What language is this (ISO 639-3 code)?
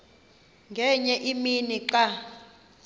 xho